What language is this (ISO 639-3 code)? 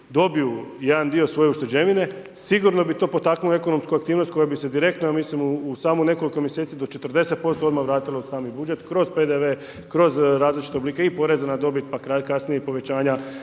hrv